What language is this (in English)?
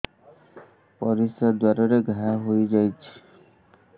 Odia